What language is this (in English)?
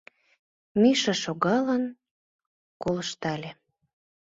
Mari